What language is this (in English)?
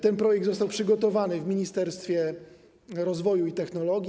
Polish